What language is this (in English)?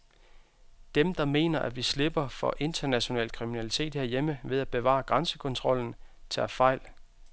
Danish